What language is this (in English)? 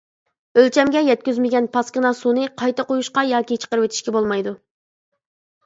Uyghur